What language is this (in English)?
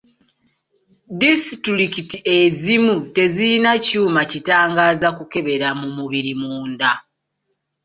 Ganda